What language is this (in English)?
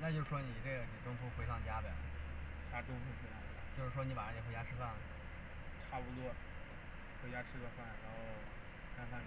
Chinese